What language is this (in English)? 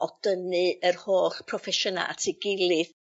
Welsh